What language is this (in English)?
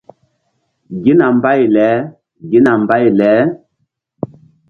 Mbum